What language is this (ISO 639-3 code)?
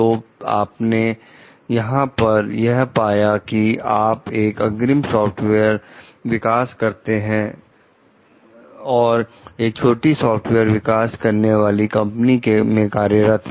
hin